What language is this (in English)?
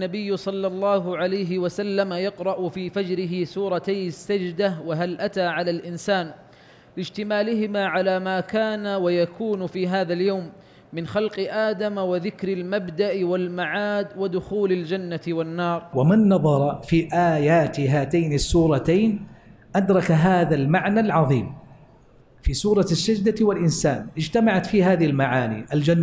Arabic